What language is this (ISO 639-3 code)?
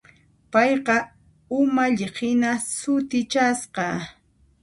qxp